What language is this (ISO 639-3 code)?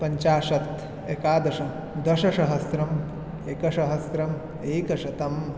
san